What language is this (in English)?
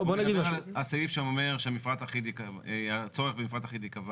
Hebrew